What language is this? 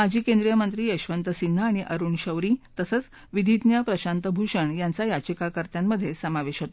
Marathi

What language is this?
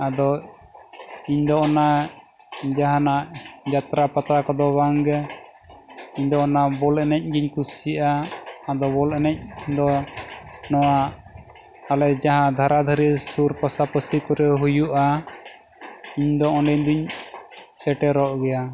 Santali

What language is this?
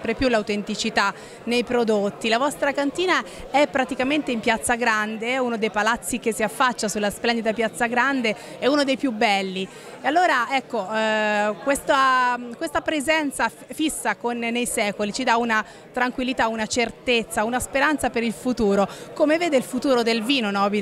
Italian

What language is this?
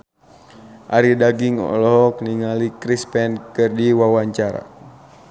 Sundanese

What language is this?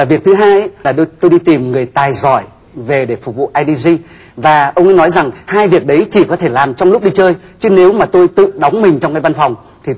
Vietnamese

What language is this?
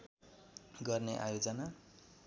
Nepali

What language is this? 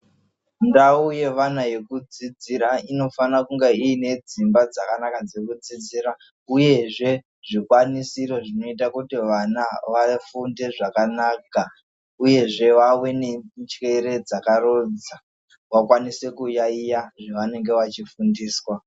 Ndau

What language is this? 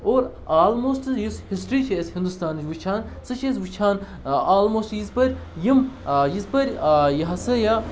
Kashmiri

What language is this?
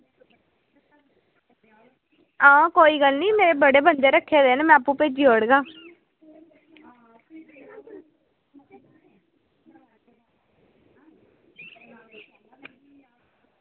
Dogri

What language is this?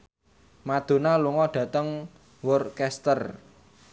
Javanese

